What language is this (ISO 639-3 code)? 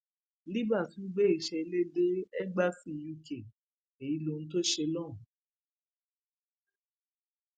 yor